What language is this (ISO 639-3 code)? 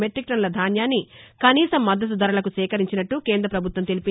tel